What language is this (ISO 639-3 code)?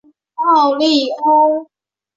zho